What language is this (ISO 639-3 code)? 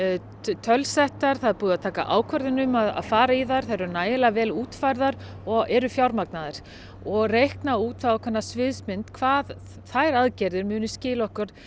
isl